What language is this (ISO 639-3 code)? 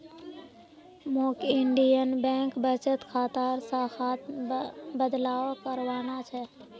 mag